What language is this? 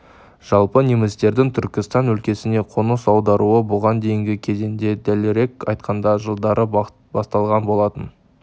Kazakh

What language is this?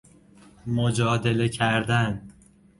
Persian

